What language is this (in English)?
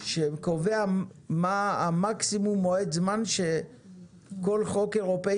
Hebrew